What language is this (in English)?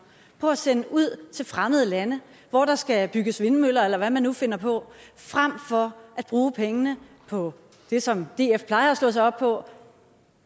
Danish